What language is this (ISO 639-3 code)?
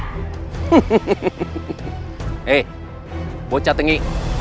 ind